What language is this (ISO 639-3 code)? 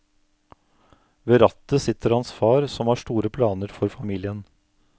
nor